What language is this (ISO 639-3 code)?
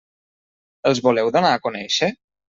cat